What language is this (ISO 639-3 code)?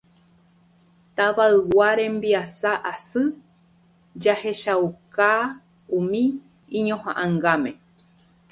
grn